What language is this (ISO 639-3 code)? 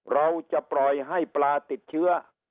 tha